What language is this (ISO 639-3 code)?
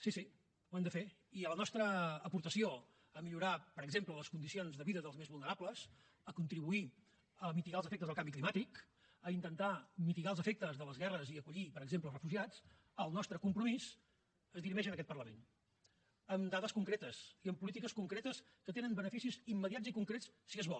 cat